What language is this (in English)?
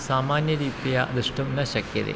Sanskrit